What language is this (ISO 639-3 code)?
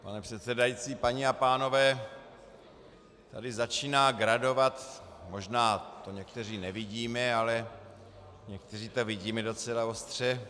ces